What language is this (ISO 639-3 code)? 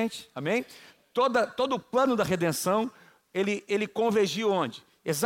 por